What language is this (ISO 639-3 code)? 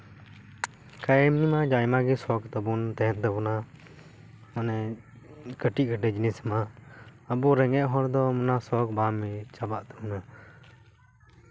sat